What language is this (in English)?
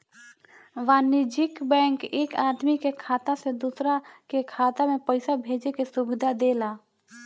Bhojpuri